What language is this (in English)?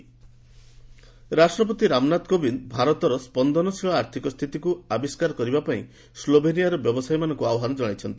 Odia